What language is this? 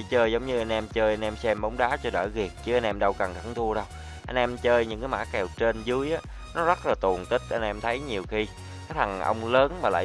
Vietnamese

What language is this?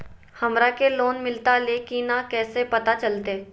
Magahi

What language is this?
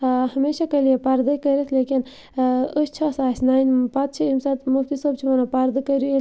Kashmiri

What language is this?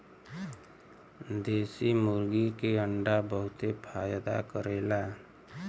Bhojpuri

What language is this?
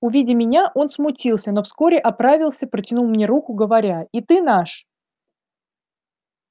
Russian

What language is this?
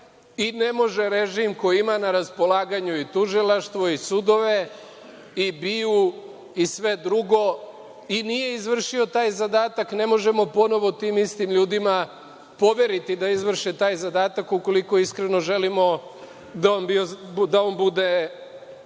Serbian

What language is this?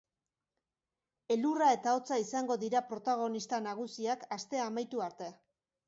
Basque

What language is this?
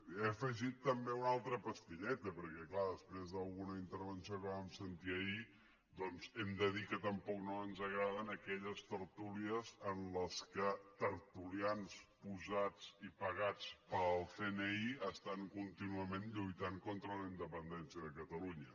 Catalan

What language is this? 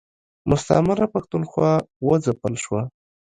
Pashto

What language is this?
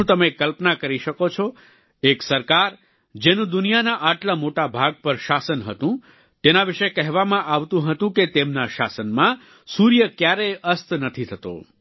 Gujarati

